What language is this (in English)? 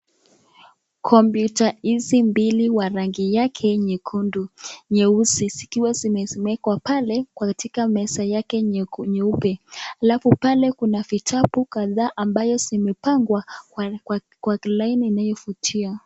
Swahili